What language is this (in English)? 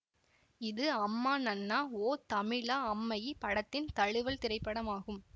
Tamil